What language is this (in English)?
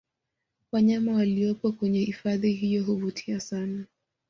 Swahili